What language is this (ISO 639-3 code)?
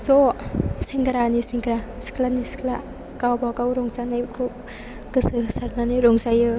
brx